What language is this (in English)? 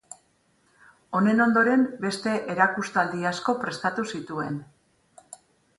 Basque